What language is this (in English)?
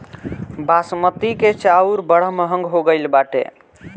Bhojpuri